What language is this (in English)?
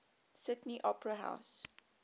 English